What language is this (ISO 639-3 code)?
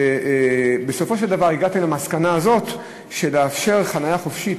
heb